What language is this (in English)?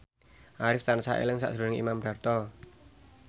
Javanese